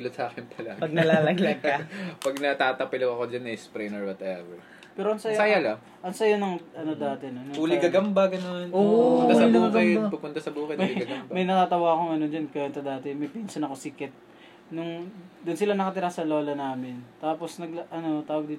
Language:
Filipino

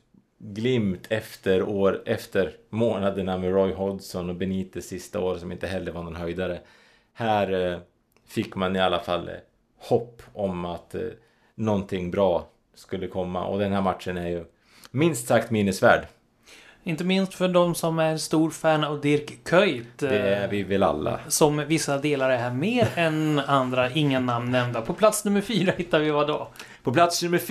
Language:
Swedish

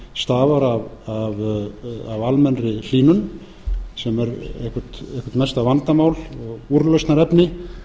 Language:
Icelandic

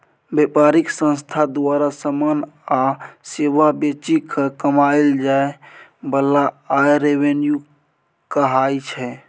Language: Maithili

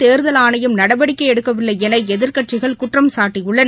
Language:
Tamil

